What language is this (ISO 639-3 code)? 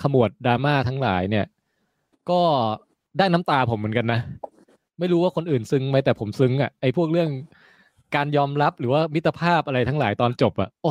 tha